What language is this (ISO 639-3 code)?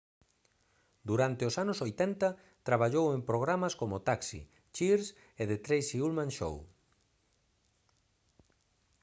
glg